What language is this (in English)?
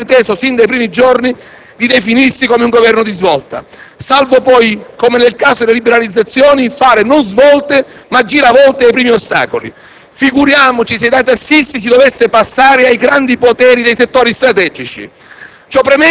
Italian